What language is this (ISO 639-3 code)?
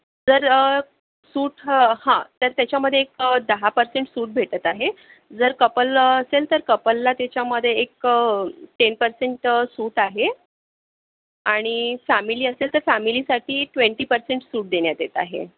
mar